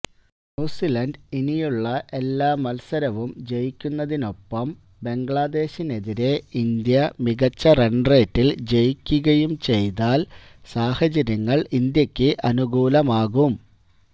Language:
Malayalam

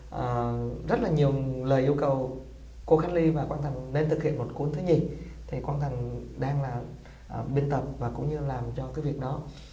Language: Vietnamese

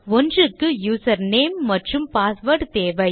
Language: Tamil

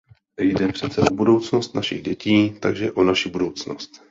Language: Czech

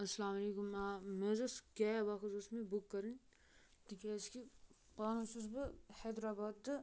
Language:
Kashmiri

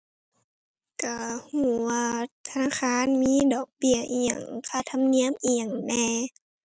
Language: Thai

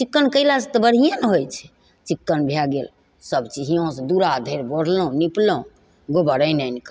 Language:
Maithili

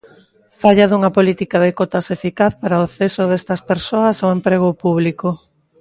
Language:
Galician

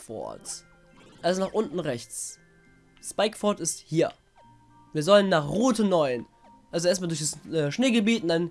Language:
German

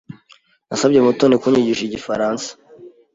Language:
Kinyarwanda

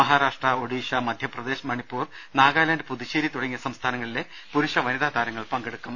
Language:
Malayalam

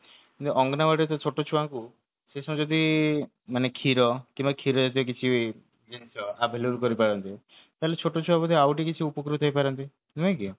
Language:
Odia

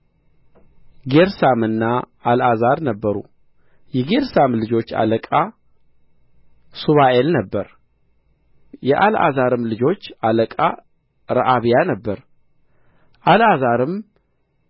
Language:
Amharic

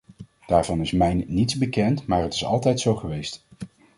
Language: Dutch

